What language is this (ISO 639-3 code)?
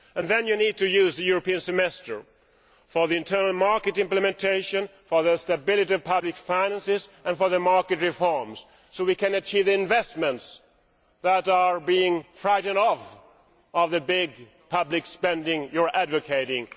eng